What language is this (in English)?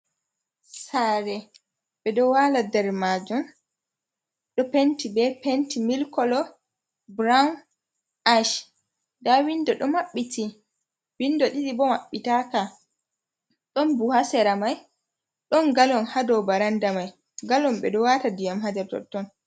Fula